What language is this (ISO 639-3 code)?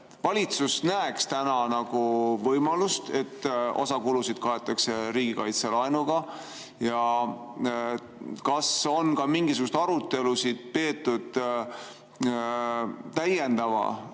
est